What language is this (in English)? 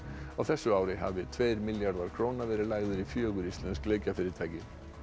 Icelandic